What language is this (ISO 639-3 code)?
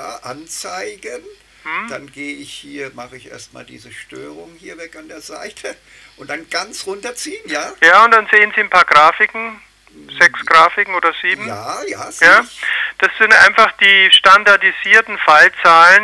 deu